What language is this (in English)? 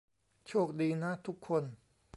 Thai